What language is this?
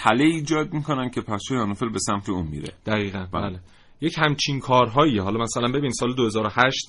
Persian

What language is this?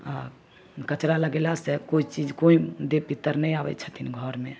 Maithili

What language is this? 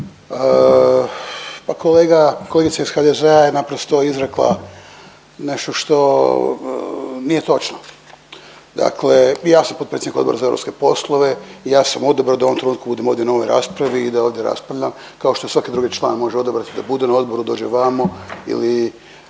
Croatian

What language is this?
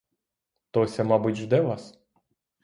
Ukrainian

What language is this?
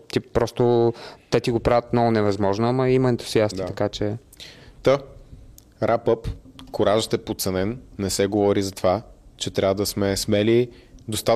Bulgarian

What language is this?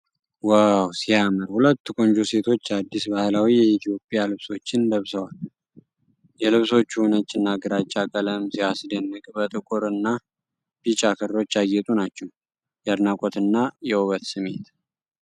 Amharic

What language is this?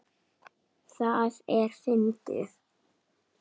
Icelandic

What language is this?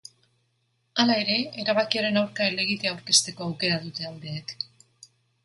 Basque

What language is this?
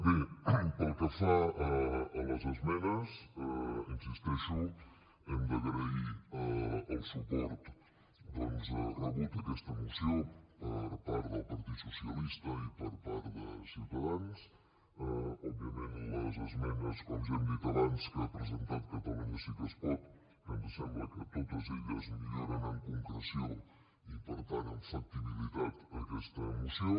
Catalan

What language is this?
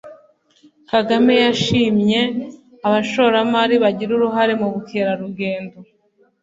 Kinyarwanda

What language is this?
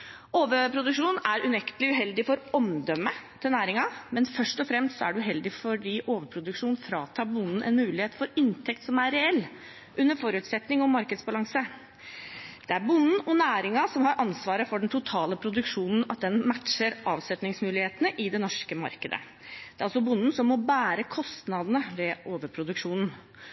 Norwegian Bokmål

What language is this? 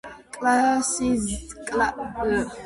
Georgian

